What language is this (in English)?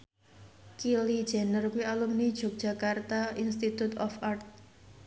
Javanese